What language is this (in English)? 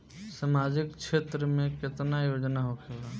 Bhojpuri